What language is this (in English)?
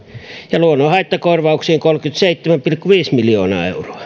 Finnish